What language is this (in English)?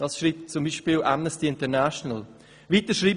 Swiss German